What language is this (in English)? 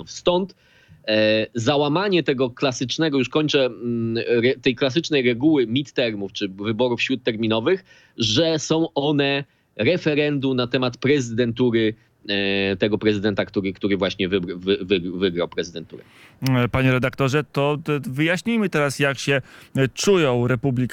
Polish